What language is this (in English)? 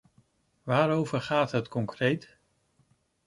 Dutch